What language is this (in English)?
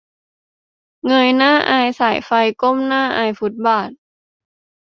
Thai